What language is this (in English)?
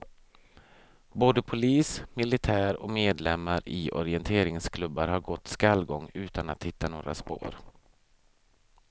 Swedish